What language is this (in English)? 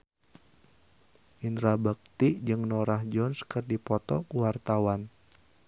Sundanese